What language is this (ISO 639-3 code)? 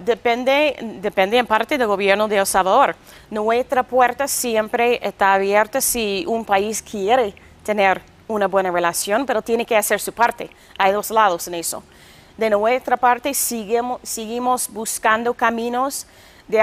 spa